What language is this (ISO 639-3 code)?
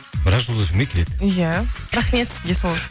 kaz